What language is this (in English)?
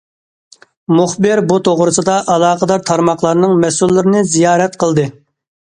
Uyghur